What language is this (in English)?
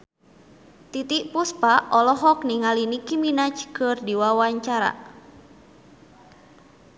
Sundanese